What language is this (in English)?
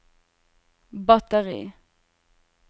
Norwegian